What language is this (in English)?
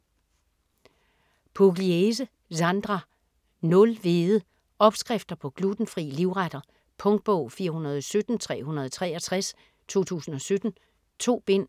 Danish